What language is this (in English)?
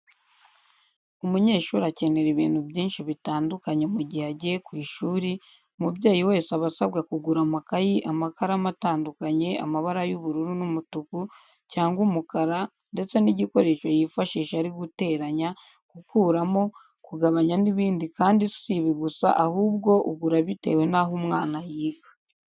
Kinyarwanda